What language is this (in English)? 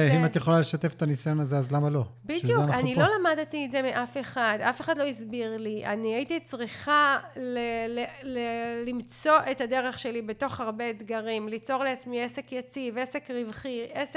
Hebrew